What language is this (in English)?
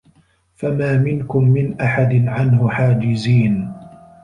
Arabic